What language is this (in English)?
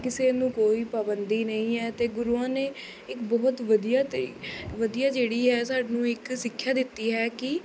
Punjabi